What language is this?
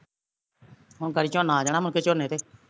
Punjabi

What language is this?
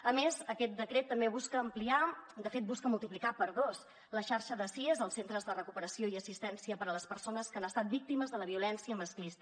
Catalan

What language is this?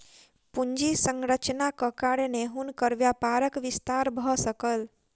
Maithili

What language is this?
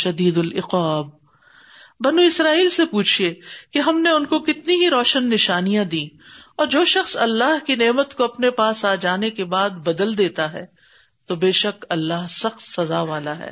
Urdu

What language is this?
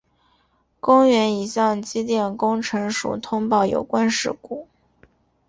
Chinese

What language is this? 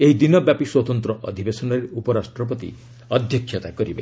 Odia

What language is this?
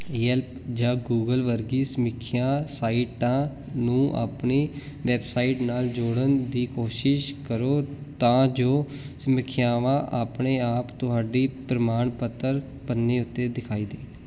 Punjabi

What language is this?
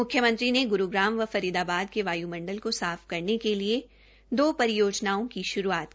Hindi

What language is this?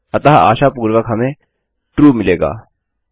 Hindi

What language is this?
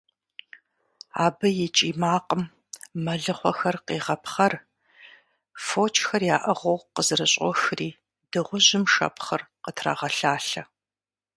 Kabardian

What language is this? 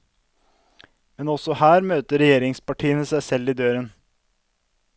Norwegian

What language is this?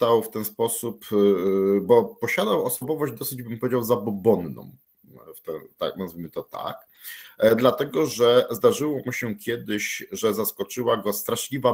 Polish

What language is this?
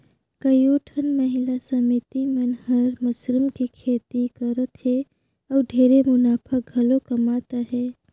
Chhattisgarhi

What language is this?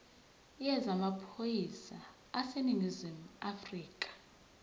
Zulu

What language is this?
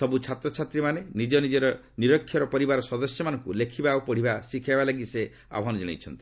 Odia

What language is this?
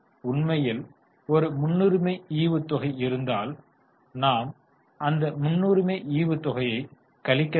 Tamil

